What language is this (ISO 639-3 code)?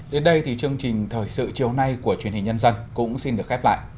vie